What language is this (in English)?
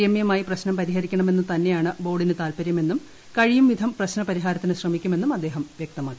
Malayalam